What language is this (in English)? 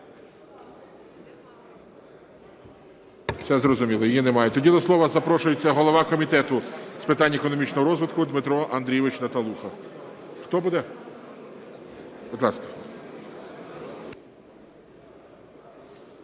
Ukrainian